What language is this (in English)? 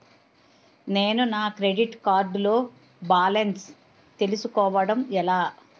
Telugu